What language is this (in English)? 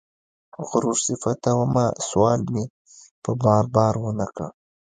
Pashto